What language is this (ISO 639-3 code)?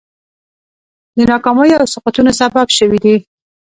pus